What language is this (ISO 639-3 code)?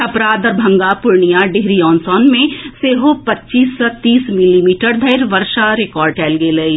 mai